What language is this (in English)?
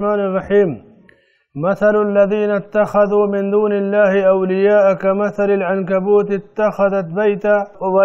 Arabic